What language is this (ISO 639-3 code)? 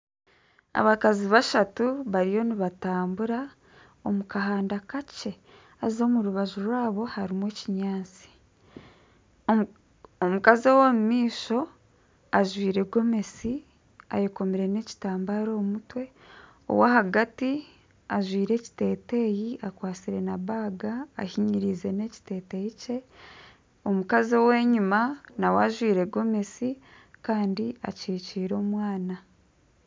nyn